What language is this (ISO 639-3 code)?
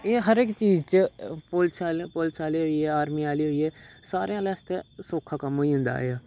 doi